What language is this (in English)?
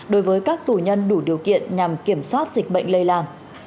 Vietnamese